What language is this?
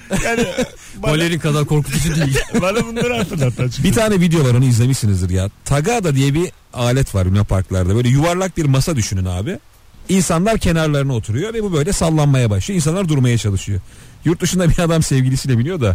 Turkish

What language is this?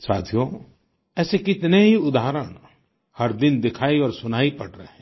Hindi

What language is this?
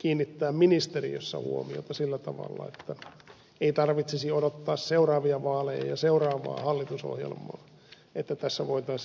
Finnish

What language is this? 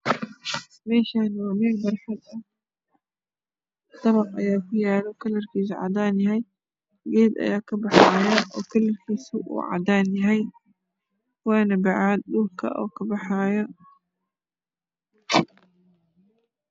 Somali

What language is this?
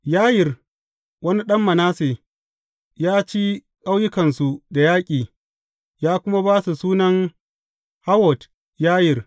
Hausa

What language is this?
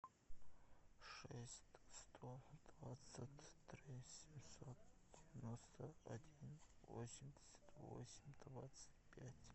Russian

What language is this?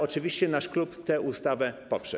Polish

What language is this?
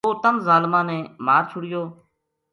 Gujari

